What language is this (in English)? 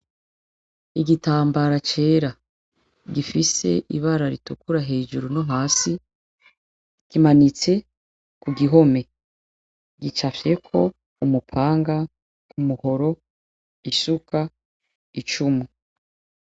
Rundi